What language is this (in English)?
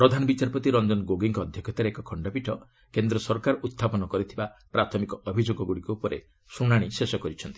Odia